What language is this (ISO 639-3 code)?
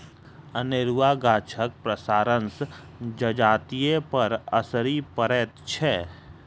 mai